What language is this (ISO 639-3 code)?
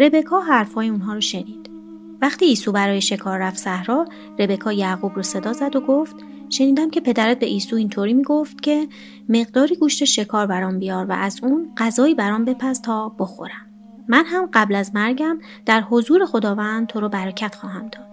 fas